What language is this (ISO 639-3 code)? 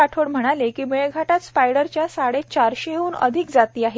mar